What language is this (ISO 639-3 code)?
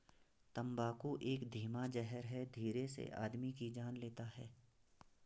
hin